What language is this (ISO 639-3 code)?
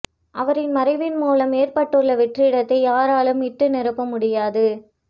tam